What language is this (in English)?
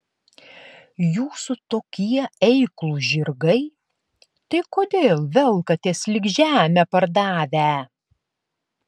Lithuanian